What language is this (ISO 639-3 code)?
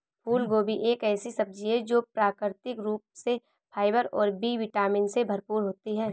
hin